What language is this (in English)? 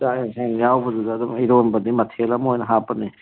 Manipuri